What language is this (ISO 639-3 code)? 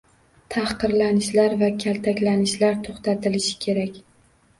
uzb